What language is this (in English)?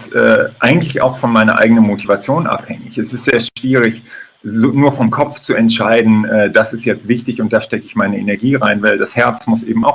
German